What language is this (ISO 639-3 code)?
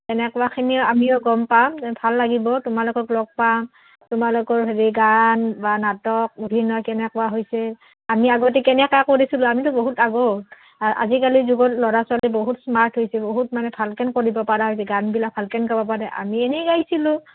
asm